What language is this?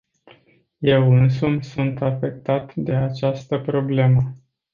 Romanian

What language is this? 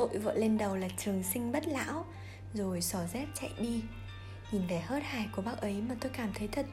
Vietnamese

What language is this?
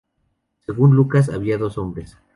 Spanish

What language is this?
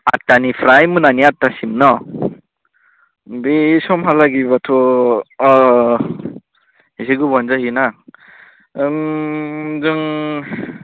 Bodo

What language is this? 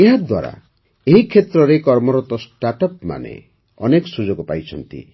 Odia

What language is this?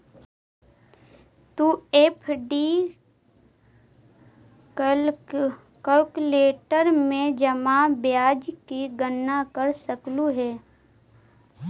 Magahi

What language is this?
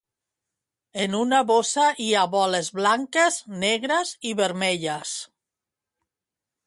Catalan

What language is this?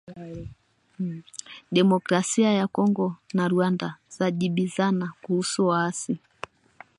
Swahili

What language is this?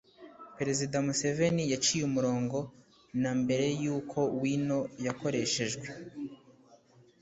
Kinyarwanda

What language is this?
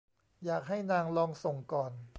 Thai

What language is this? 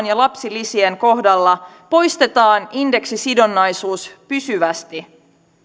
Finnish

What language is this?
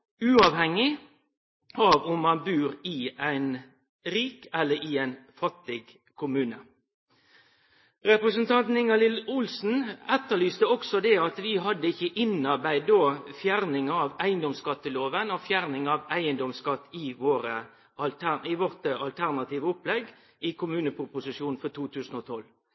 Norwegian Nynorsk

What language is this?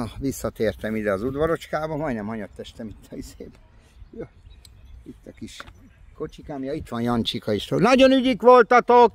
Hungarian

